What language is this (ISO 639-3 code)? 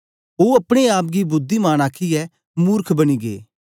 doi